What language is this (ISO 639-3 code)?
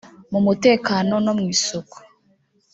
kin